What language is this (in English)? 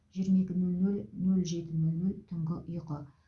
Kazakh